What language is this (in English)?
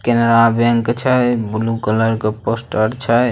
Magahi